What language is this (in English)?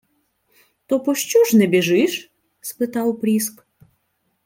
Ukrainian